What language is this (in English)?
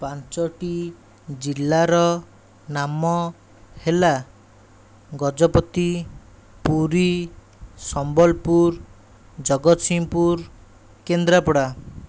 Odia